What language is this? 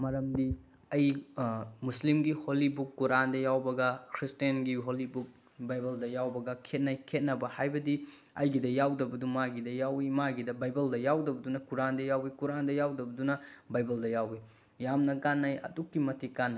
Manipuri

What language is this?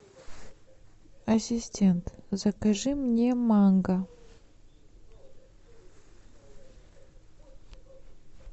Russian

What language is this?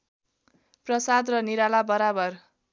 Nepali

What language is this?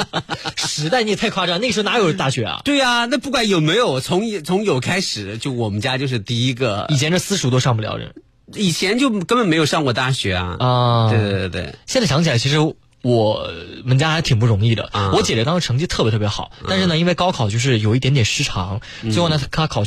Chinese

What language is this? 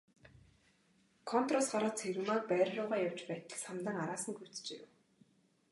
Mongolian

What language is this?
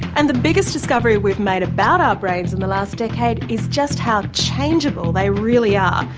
English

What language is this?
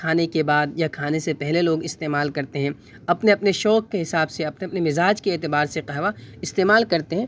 Urdu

